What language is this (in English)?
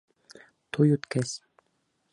Bashkir